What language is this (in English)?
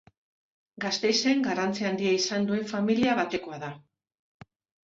Basque